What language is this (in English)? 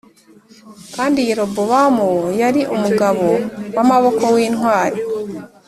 Kinyarwanda